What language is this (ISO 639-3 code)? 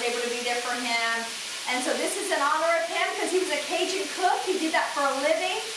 eng